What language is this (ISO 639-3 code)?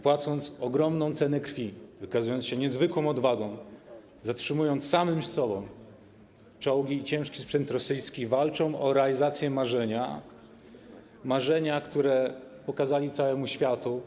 pol